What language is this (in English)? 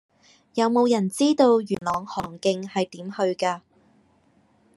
Cantonese